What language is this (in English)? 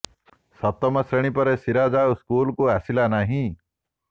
Odia